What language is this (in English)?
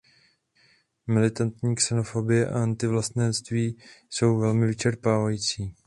Czech